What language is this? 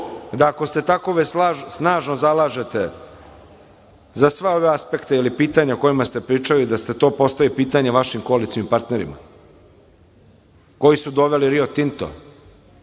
Serbian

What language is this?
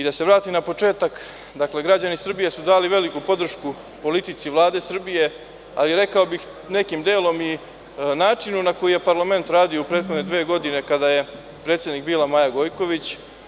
Serbian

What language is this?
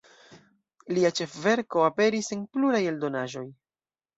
Esperanto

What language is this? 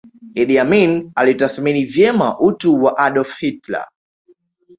Swahili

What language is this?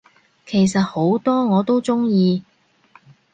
Cantonese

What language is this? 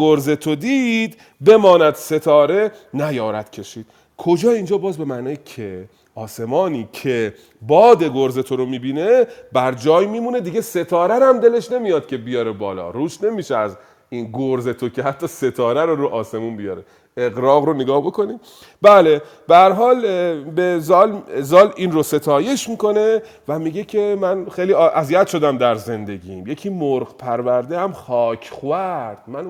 Persian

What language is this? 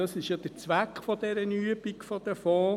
Swiss German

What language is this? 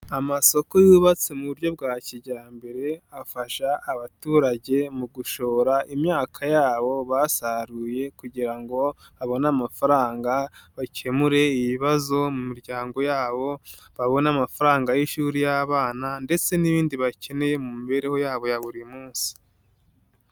Kinyarwanda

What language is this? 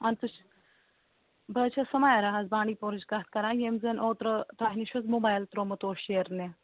Kashmiri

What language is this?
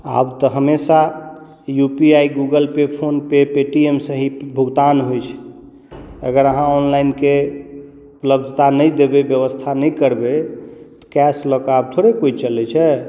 Maithili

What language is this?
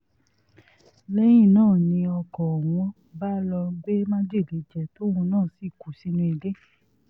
Yoruba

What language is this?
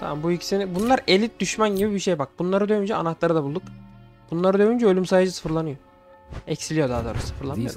Turkish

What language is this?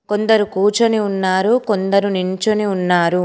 Telugu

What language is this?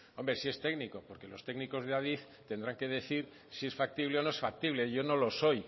Spanish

